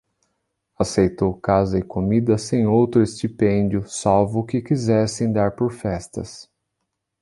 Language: Portuguese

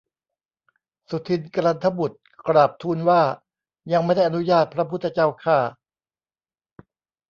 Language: Thai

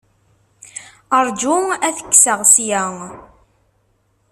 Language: Kabyle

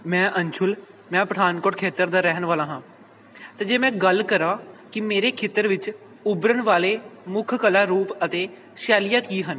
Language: Punjabi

